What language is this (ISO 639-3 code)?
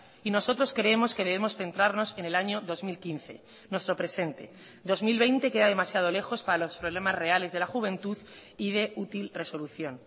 spa